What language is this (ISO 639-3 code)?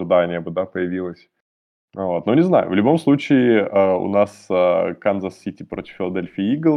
rus